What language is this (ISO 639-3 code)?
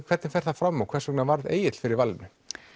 isl